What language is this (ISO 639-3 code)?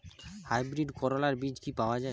ben